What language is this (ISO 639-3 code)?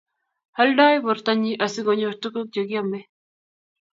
kln